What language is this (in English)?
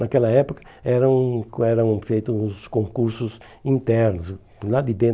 Portuguese